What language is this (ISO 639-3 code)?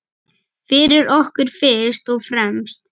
isl